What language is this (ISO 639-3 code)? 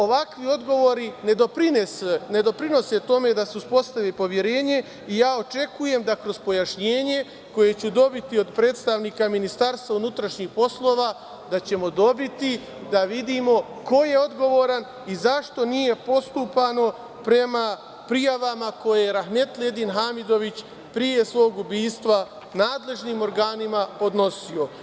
srp